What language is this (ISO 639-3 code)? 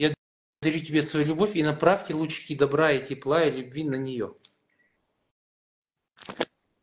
rus